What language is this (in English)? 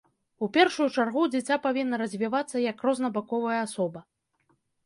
Belarusian